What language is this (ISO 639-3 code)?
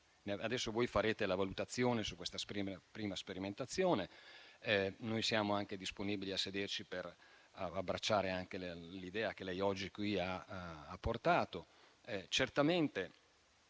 ita